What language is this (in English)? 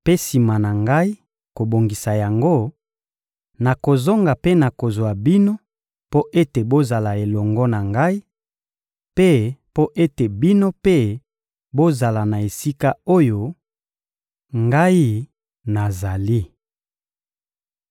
Lingala